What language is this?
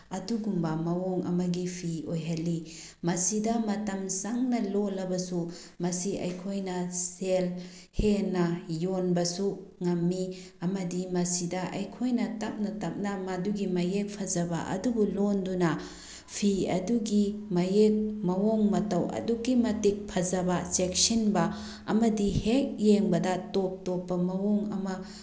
Manipuri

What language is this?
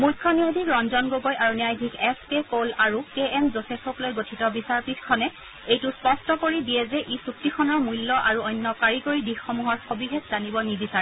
Assamese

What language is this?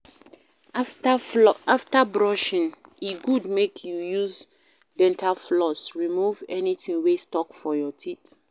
Nigerian Pidgin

